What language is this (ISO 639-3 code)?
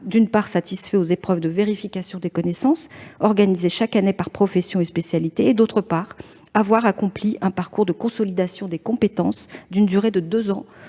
fra